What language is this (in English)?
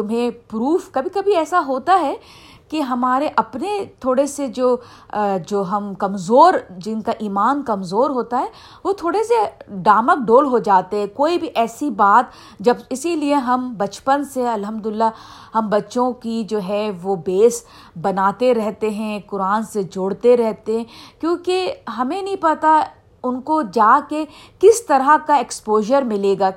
Urdu